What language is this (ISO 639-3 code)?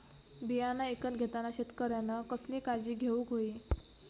mar